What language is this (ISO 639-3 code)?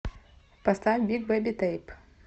rus